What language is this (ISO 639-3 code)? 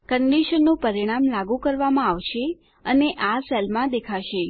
guj